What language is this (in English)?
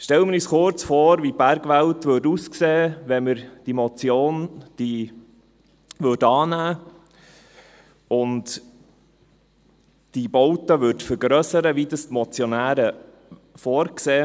Swiss German